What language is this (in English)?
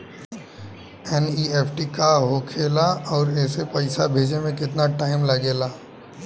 Bhojpuri